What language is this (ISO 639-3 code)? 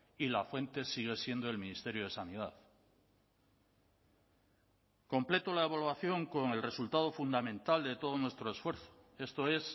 spa